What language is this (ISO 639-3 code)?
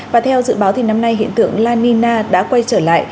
vie